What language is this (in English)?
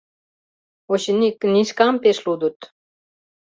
Mari